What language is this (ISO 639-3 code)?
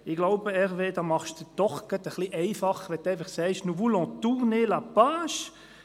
gsw